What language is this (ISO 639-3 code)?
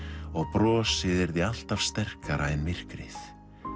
isl